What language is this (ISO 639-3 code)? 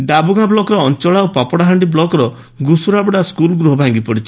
ori